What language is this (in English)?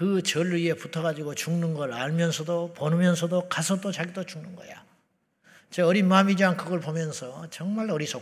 Korean